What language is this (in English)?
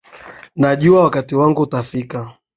Swahili